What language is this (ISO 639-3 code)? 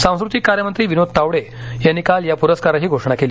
mar